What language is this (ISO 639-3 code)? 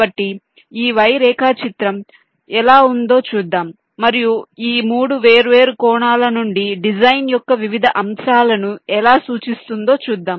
tel